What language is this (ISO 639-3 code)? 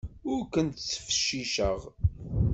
kab